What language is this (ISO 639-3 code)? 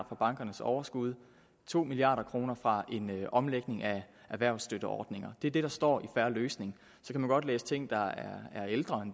dan